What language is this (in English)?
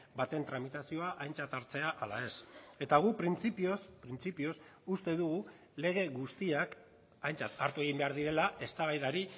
Basque